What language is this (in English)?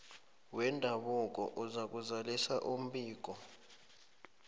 South Ndebele